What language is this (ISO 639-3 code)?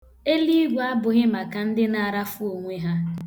ibo